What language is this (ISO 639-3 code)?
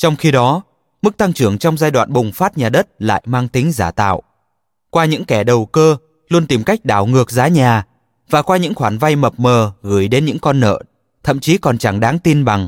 vie